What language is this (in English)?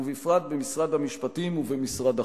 Hebrew